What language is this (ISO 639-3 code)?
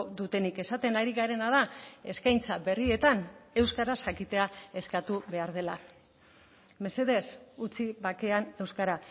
eus